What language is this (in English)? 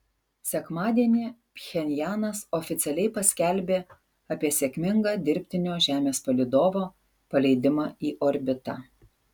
Lithuanian